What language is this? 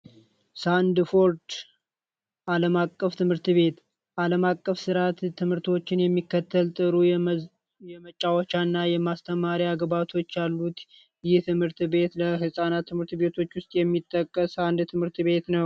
Amharic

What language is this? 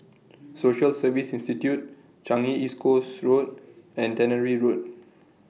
English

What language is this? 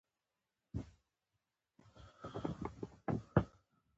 Pashto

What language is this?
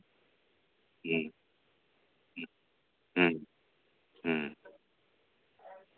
Santali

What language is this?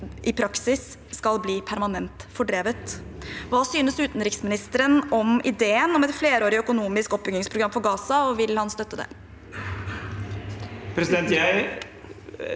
Norwegian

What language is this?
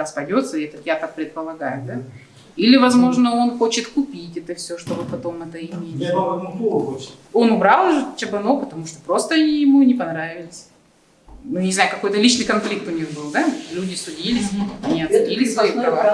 Russian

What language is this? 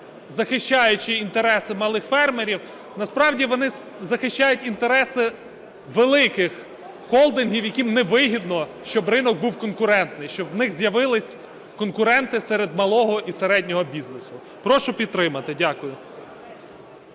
Ukrainian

